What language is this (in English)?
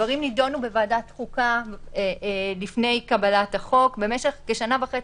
Hebrew